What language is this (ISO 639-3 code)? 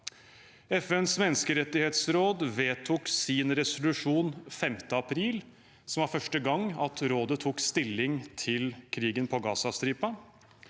nor